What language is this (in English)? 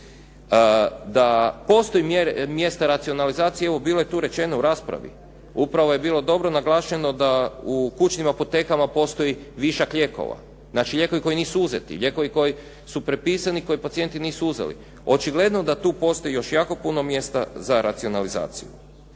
Croatian